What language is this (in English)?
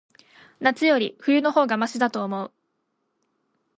Japanese